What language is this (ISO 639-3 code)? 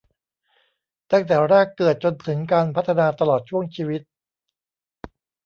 tha